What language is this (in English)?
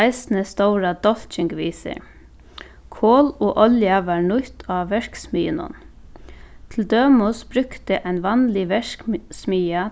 Faroese